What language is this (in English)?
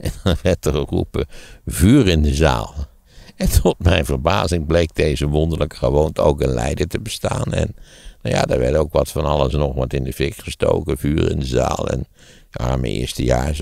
Dutch